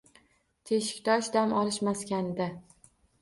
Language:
Uzbek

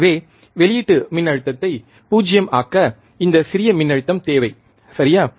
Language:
Tamil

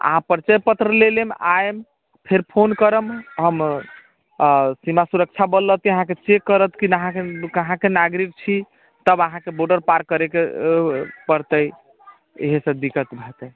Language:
Maithili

